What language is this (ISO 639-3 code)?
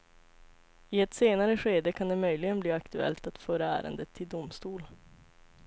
swe